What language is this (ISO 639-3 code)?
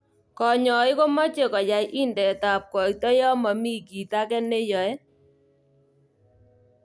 kln